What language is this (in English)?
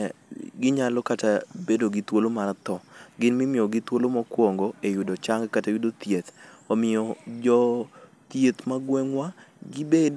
Luo (Kenya and Tanzania)